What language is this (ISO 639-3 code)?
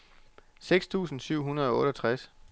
dan